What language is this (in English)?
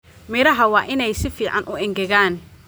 Somali